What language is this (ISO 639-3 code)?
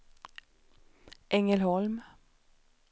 swe